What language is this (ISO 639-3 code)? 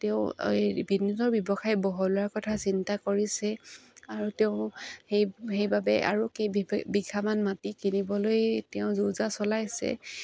asm